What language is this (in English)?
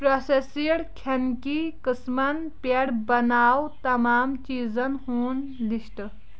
Kashmiri